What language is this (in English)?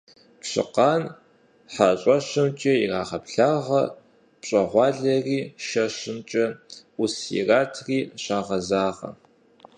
Kabardian